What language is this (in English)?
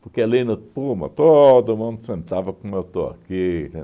Portuguese